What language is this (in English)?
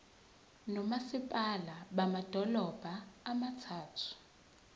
Zulu